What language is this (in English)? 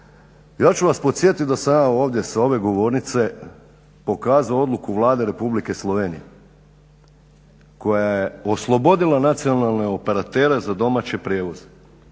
Croatian